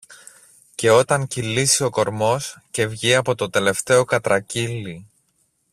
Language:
Greek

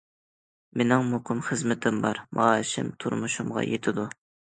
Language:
Uyghur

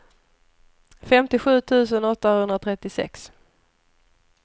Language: Swedish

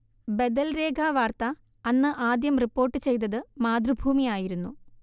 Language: Malayalam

